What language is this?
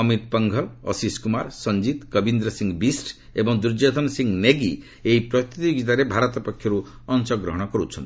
Odia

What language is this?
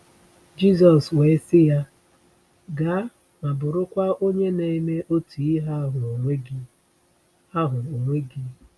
Igbo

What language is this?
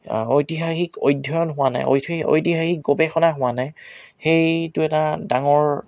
Assamese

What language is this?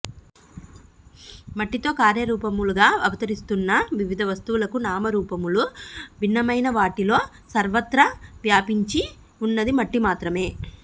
Telugu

